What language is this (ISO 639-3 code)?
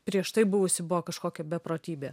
lit